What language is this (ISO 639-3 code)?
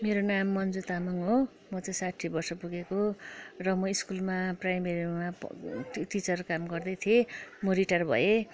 nep